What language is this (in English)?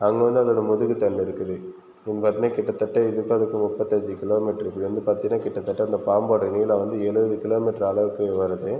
Tamil